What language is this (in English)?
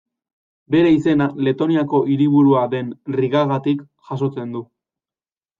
Basque